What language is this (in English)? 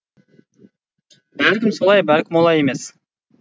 Kazakh